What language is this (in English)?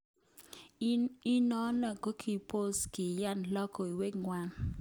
Kalenjin